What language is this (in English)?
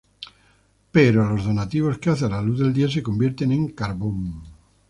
Spanish